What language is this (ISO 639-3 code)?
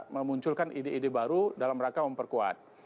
ind